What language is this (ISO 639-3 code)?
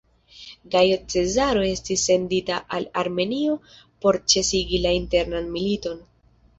epo